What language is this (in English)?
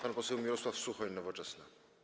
Polish